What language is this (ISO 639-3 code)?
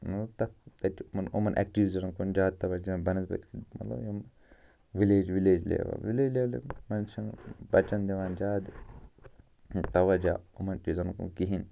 kas